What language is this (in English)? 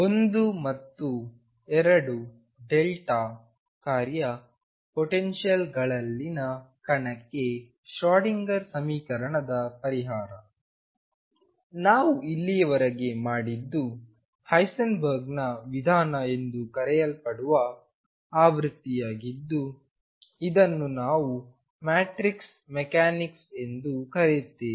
Kannada